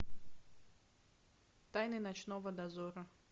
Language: Russian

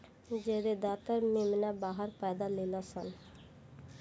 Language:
Bhojpuri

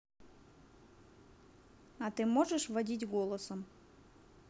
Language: Russian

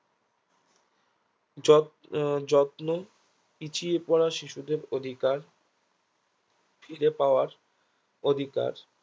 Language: Bangla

